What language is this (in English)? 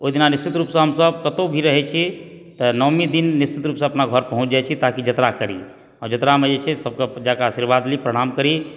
Maithili